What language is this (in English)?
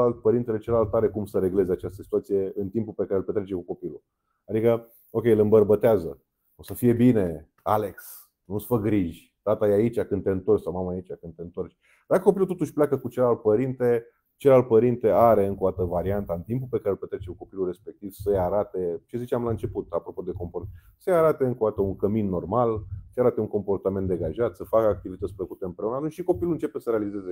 Romanian